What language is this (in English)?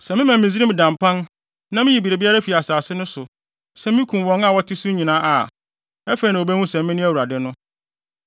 Akan